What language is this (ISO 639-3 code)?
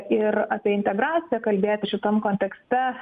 lit